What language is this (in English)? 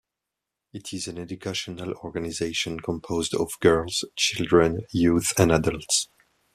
English